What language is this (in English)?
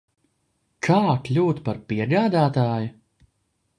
Latvian